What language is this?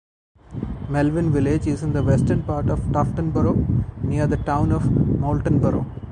English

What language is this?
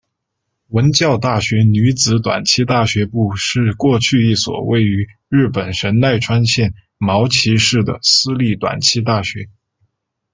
Chinese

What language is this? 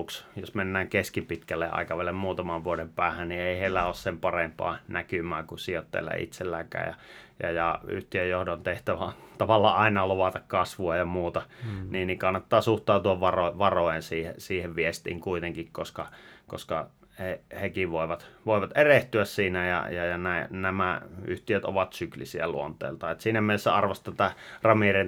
Finnish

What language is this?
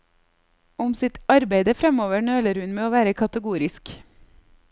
Norwegian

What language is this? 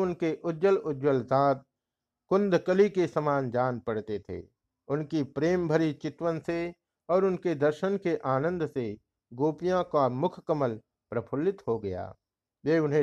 Hindi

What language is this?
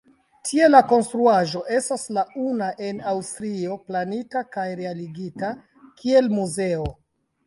Esperanto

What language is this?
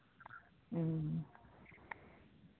Santali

